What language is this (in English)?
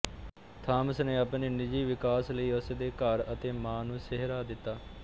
Punjabi